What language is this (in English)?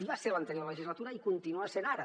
Catalan